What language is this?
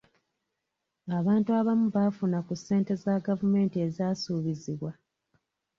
Ganda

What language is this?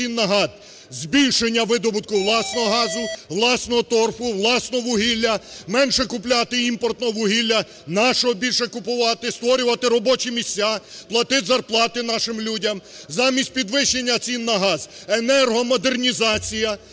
Ukrainian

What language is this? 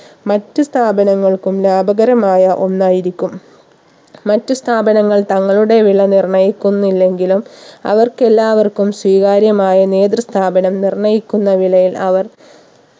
Malayalam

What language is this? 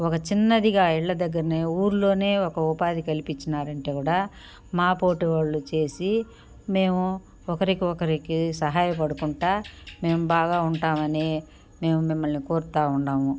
Telugu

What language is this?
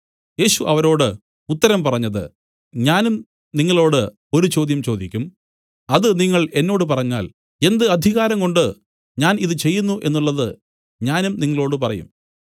Malayalam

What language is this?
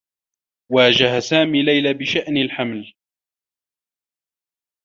Arabic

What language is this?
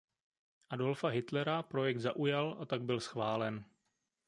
Czech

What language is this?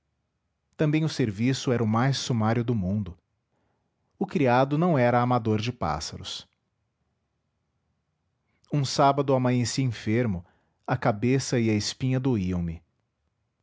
Portuguese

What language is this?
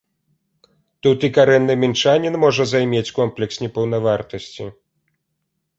Belarusian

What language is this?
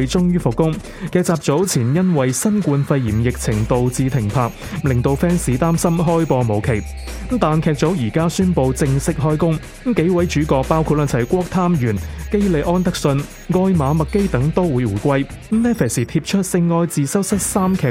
Chinese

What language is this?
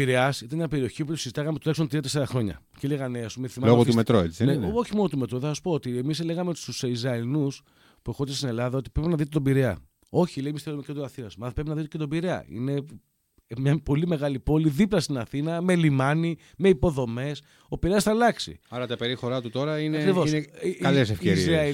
Greek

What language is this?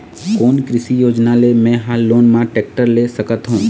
Chhattisgarhi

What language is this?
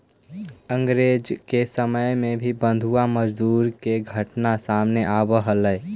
Magahi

